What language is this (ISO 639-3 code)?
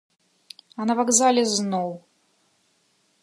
bel